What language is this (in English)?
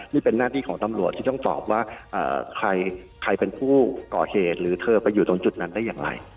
Thai